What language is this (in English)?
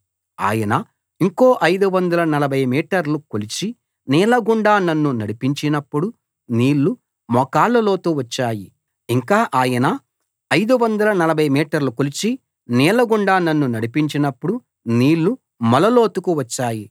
Telugu